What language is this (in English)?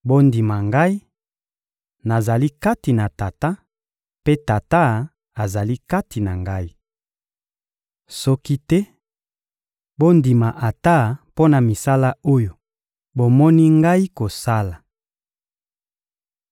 Lingala